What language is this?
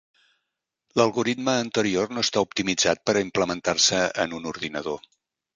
Catalan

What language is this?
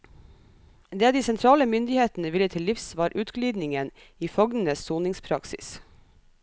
Norwegian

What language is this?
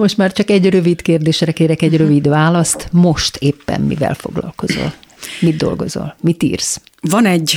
Hungarian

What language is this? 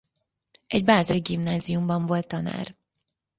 Hungarian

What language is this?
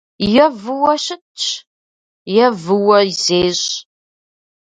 Kabardian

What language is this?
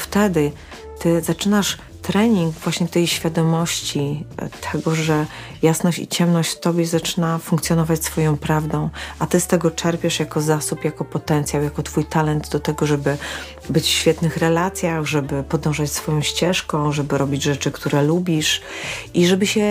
Polish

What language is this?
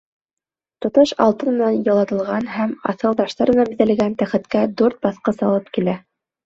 Bashkir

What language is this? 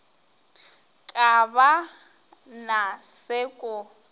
Northern Sotho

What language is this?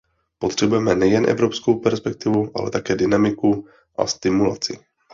Czech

